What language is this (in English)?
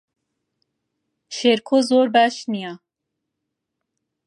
Central Kurdish